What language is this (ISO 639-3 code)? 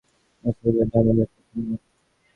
ben